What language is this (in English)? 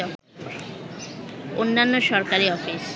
Bangla